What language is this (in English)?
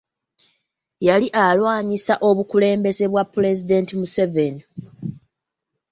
Ganda